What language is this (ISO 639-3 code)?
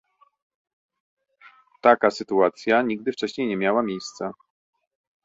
pol